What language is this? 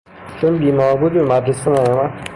Persian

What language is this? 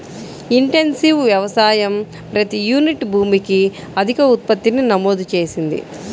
Telugu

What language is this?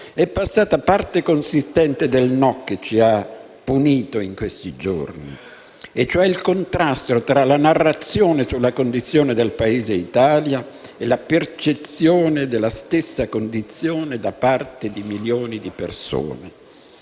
Italian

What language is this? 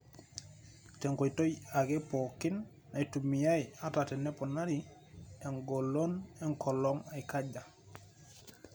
Masai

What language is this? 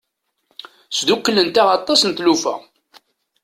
Kabyle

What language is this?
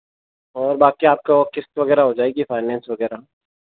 Hindi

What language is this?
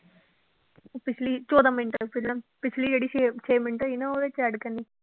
Punjabi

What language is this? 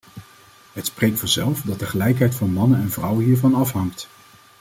Dutch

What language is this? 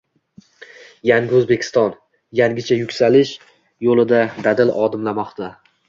Uzbek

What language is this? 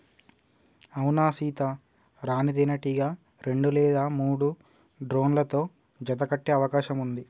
Telugu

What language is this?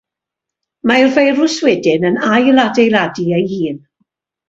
Welsh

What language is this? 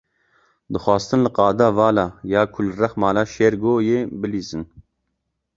Kurdish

